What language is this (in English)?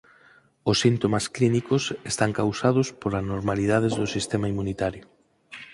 Galician